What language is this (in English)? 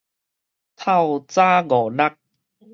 Min Nan Chinese